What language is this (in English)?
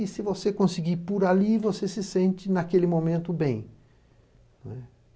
Portuguese